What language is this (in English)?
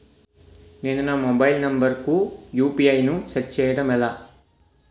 Telugu